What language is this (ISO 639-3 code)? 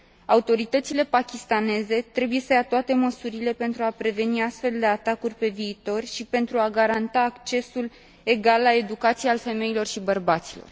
ron